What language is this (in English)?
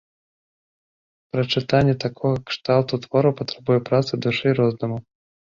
Belarusian